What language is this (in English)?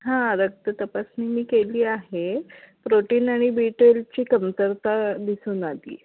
Marathi